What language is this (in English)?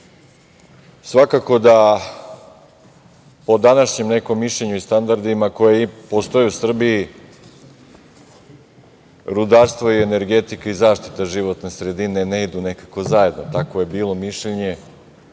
Serbian